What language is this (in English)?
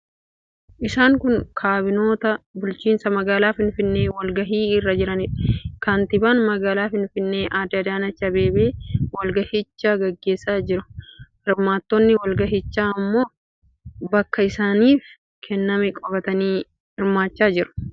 Oromo